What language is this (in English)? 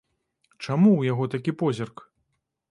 Belarusian